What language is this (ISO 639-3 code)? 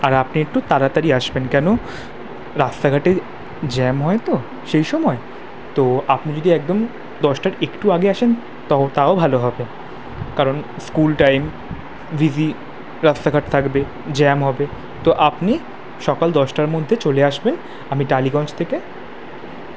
ben